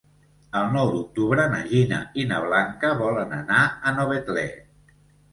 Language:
Catalan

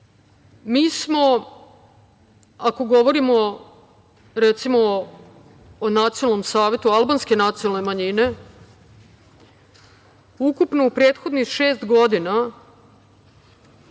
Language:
Serbian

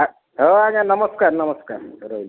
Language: Odia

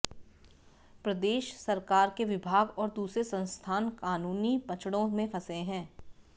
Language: Hindi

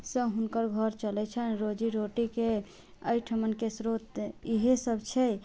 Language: Maithili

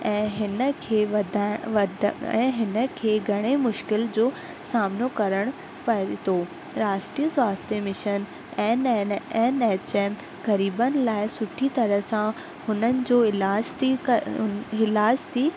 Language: Sindhi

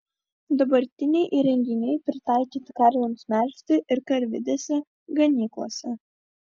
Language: Lithuanian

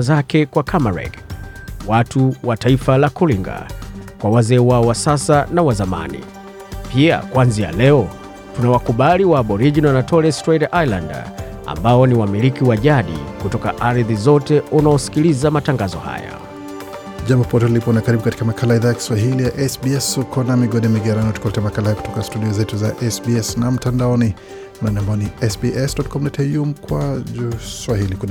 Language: Swahili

